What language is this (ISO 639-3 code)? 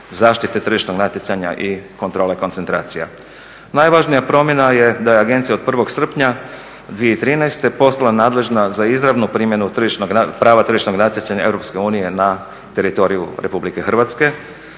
hrv